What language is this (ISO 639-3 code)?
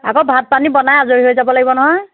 asm